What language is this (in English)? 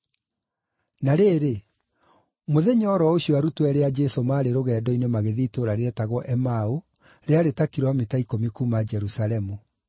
Kikuyu